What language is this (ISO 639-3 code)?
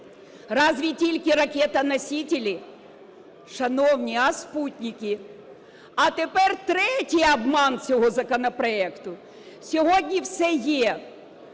ukr